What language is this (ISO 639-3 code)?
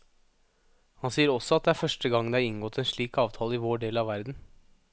nor